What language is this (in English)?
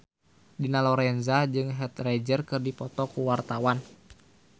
Sundanese